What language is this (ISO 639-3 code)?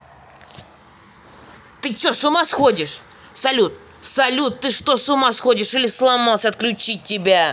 rus